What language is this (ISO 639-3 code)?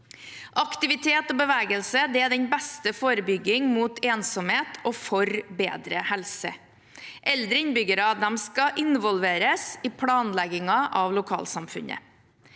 nor